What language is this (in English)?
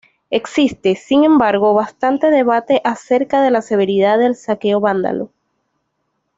Spanish